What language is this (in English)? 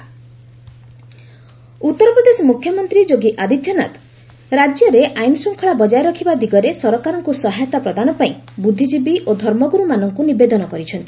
Odia